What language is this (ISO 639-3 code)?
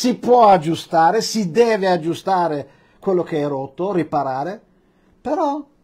ita